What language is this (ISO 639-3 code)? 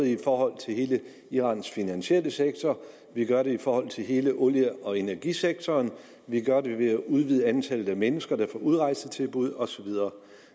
dan